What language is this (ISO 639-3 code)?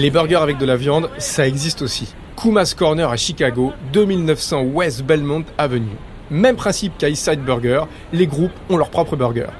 fra